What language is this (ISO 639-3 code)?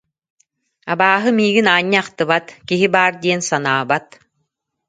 sah